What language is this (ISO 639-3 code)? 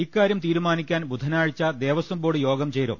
mal